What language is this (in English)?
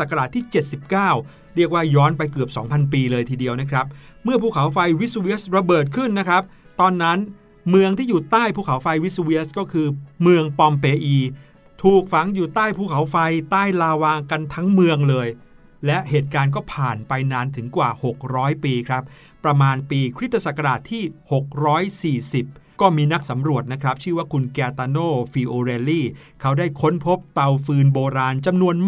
Thai